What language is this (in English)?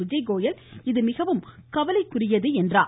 Tamil